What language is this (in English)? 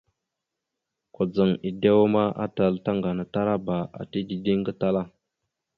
Mada (Cameroon)